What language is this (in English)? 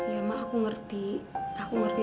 Indonesian